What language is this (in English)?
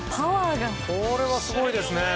Japanese